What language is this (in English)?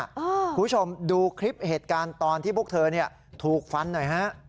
Thai